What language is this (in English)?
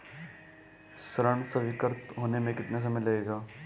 Hindi